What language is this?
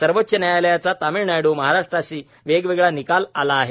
Marathi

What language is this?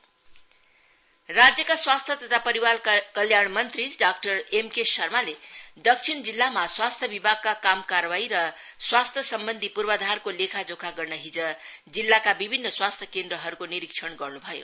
Nepali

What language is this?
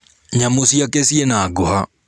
Kikuyu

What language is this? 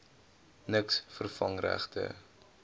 Afrikaans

